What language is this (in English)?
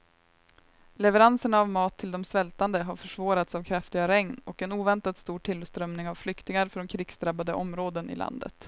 Swedish